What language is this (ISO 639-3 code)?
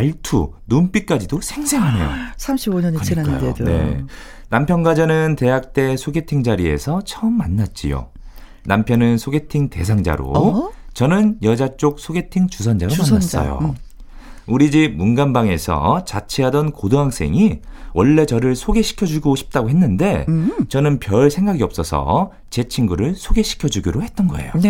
kor